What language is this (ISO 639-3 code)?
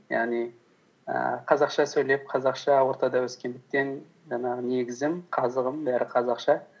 kaz